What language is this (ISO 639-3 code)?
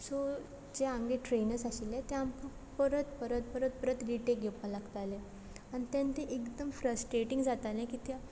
kok